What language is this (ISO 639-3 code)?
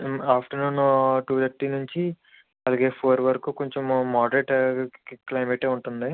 tel